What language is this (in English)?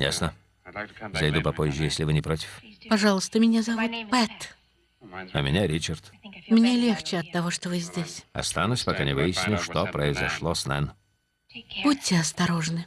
Russian